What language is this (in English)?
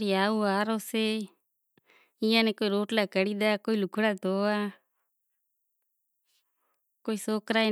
Kachi Koli